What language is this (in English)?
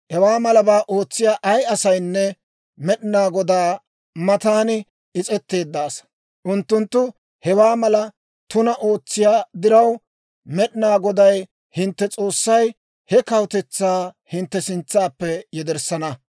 Dawro